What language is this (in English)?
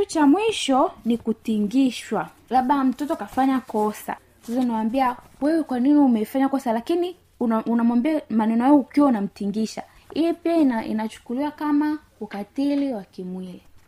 Swahili